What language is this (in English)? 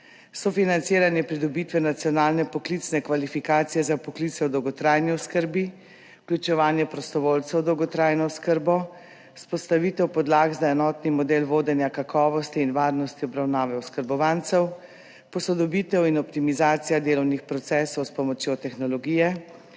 Slovenian